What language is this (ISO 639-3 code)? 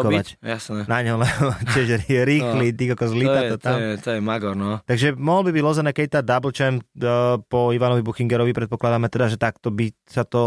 slk